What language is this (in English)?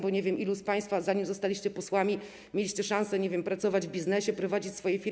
Polish